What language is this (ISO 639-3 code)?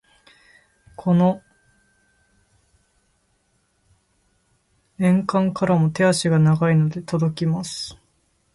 jpn